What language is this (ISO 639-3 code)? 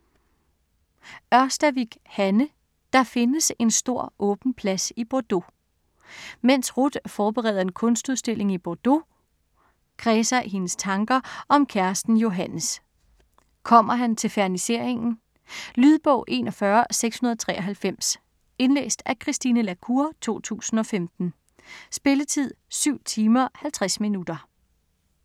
dan